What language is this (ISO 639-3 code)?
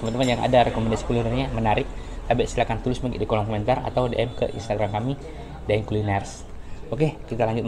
ind